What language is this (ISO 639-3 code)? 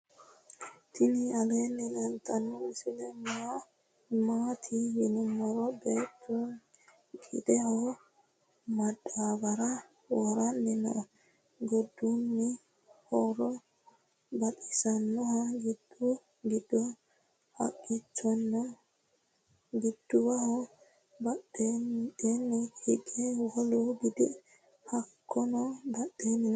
sid